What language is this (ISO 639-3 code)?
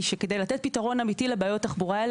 heb